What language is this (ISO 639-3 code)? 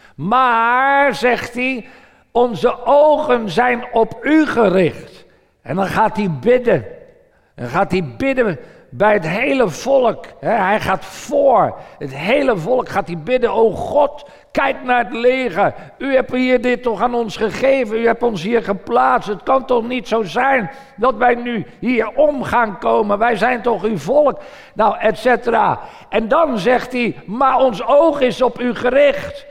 nld